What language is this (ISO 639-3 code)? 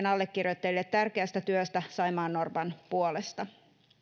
fin